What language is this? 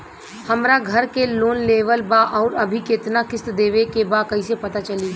Bhojpuri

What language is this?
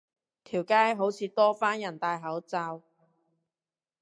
Cantonese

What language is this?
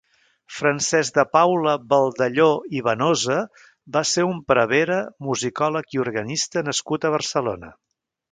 Catalan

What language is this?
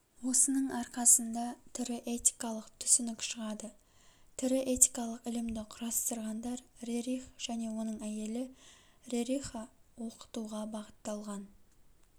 Kazakh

